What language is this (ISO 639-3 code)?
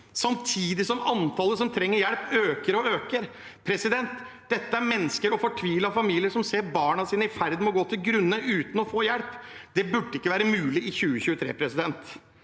nor